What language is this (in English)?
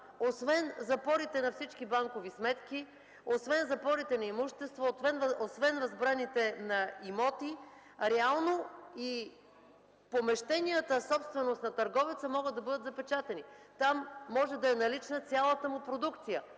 Bulgarian